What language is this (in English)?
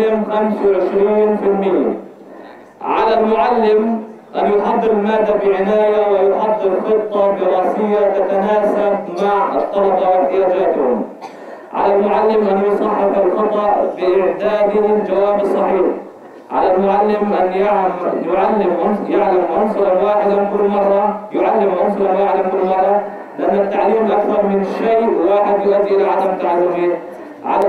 Arabic